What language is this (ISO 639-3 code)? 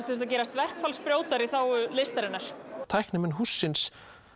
isl